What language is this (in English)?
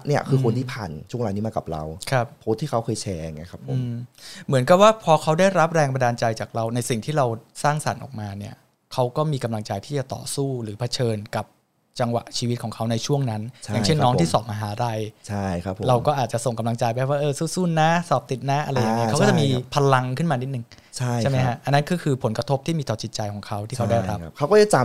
Thai